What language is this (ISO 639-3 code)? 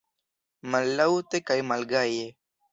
epo